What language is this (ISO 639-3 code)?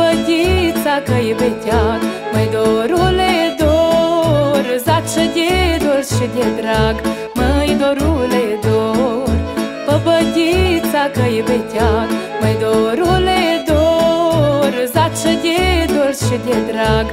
ron